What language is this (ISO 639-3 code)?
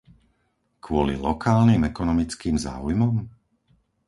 slk